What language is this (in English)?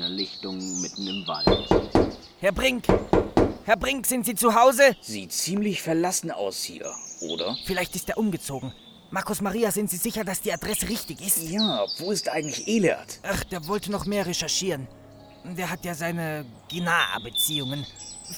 German